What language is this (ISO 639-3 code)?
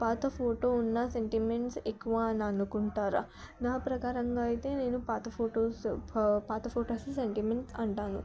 tel